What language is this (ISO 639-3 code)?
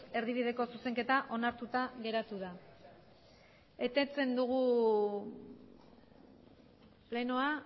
eus